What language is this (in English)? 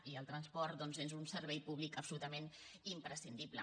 Catalan